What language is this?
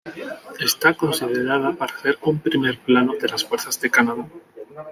Spanish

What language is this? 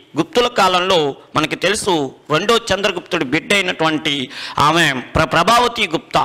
Hindi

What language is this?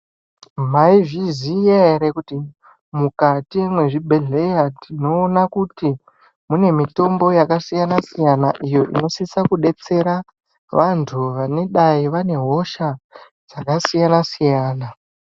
Ndau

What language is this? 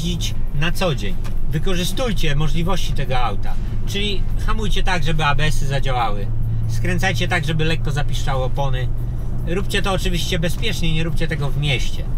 Polish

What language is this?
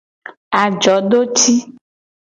Gen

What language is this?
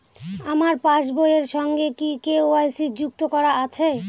Bangla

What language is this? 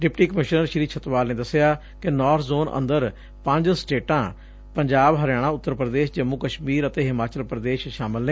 Punjabi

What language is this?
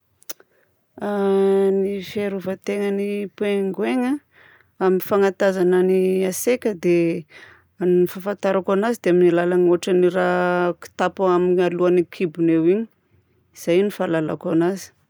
Southern Betsimisaraka Malagasy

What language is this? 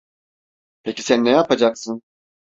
Turkish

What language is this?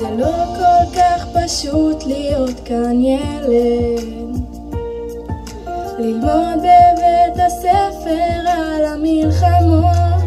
Hebrew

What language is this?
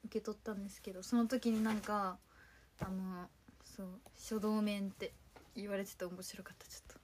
Japanese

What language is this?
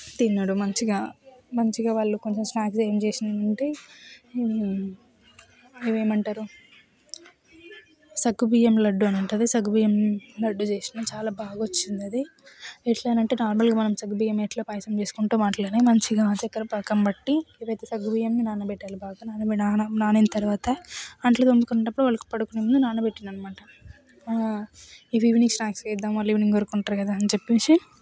Telugu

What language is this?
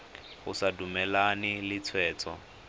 Tswana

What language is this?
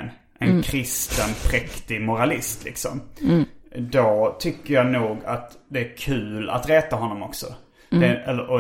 Swedish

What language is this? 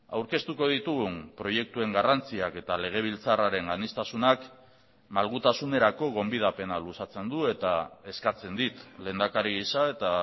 Basque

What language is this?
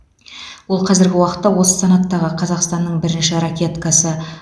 Kazakh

